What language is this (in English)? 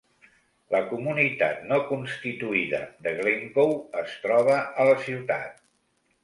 Catalan